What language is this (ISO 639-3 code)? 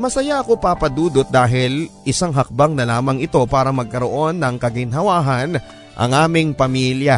fil